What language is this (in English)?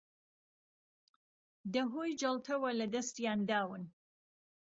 Central Kurdish